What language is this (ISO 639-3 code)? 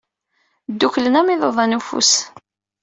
kab